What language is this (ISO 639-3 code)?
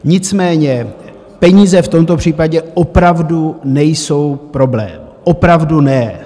ces